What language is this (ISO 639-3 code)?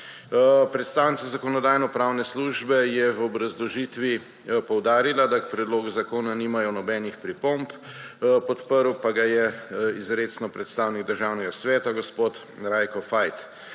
slv